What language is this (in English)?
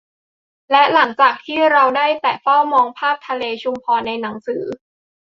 Thai